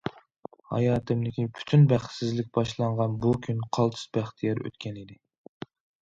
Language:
Uyghur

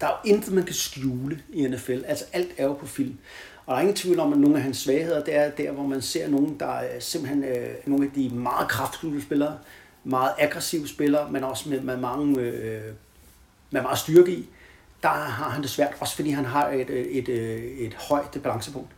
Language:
Danish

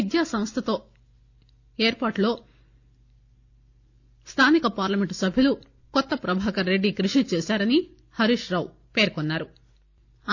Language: Telugu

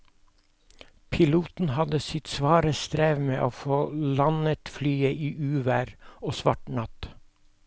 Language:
Norwegian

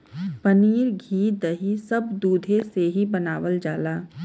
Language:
Bhojpuri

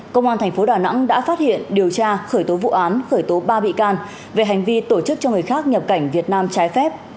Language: Vietnamese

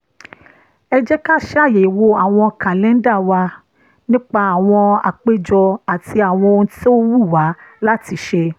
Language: Yoruba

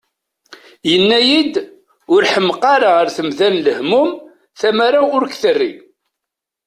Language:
Kabyle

